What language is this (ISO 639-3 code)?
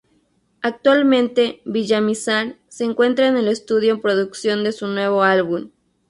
spa